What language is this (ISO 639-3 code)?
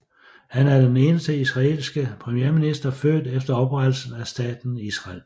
dan